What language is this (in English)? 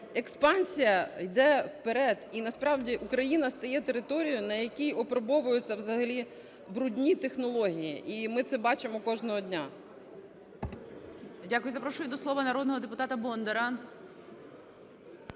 Ukrainian